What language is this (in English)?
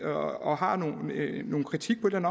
Danish